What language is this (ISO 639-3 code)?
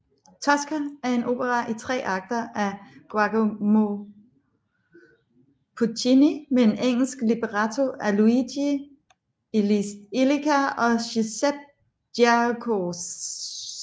dan